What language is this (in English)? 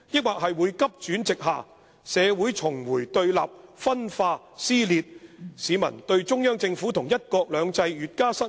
Cantonese